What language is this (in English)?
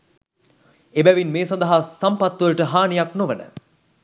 Sinhala